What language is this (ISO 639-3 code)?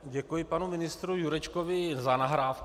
ces